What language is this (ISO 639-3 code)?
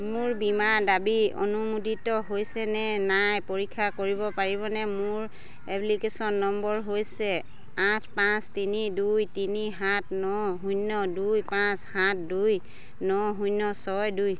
asm